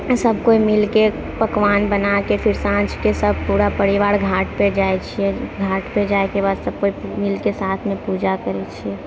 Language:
Maithili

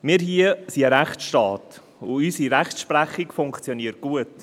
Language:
Swiss German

